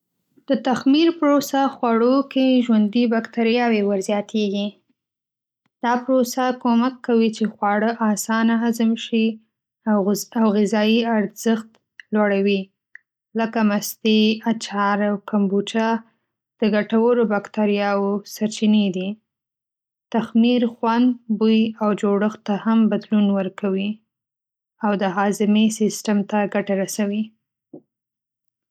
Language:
Pashto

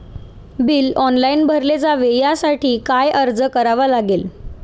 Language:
Marathi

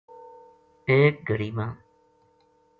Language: Gujari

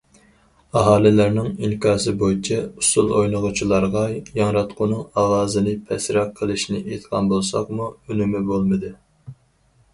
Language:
Uyghur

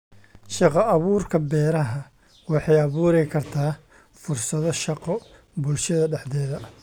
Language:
Somali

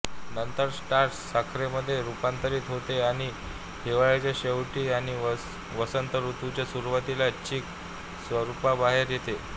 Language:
Marathi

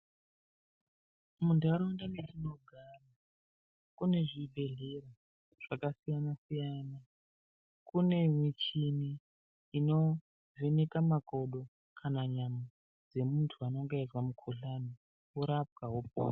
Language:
Ndau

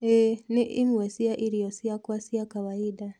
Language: Kikuyu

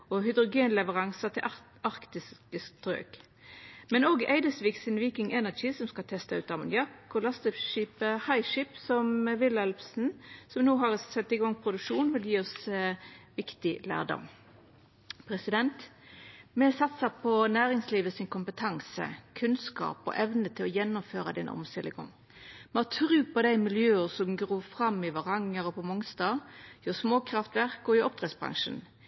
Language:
Norwegian Nynorsk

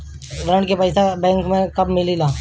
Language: Bhojpuri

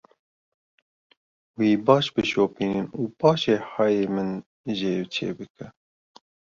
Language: Kurdish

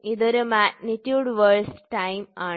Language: Malayalam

